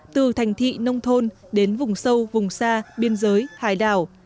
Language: Vietnamese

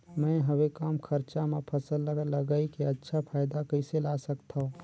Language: Chhattisgarhi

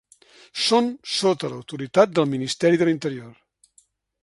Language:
Catalan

